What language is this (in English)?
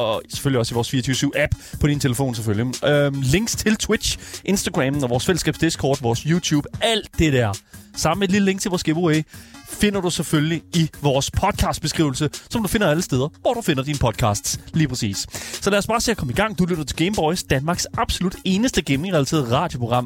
Danish